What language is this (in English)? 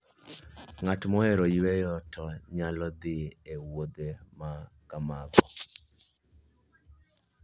Luo (Kenya and Tanzania)